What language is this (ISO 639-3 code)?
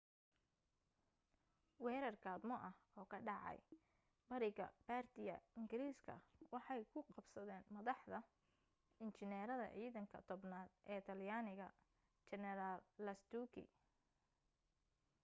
som